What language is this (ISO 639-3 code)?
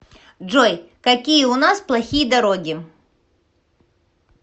rus